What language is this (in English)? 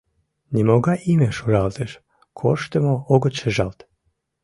Mari